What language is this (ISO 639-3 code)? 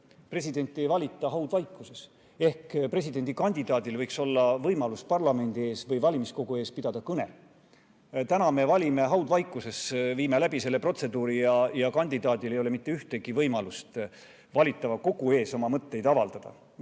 est